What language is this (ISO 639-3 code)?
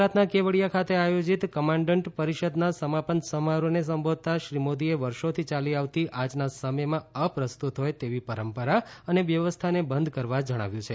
guj